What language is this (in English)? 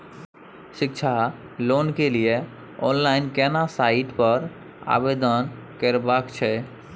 Maithili